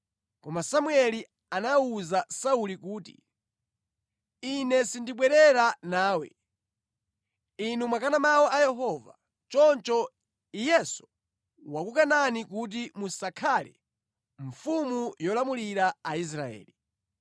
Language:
Nyanja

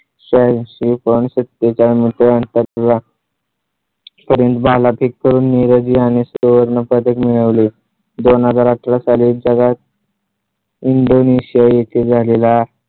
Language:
Marathi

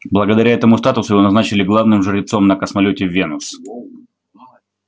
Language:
Russian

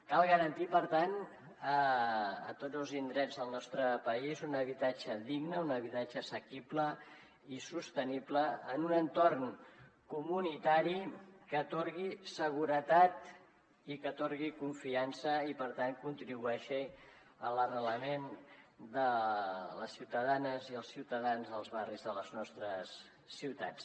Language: Catalan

